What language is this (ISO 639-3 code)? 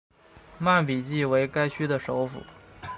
zho